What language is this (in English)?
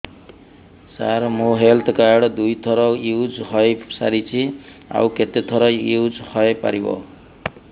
Odia